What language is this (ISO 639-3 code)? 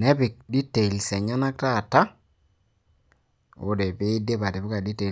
mas